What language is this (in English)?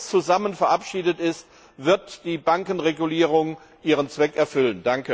German